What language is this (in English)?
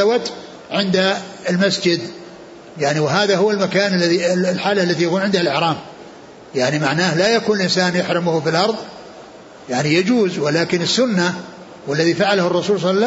Arabic